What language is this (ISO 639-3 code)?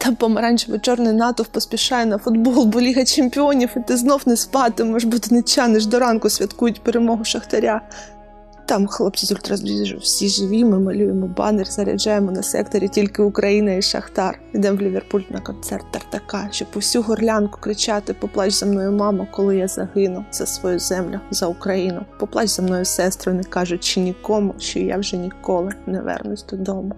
ukr